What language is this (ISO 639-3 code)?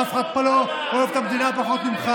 heb